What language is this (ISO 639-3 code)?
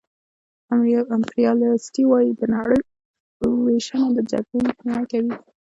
pus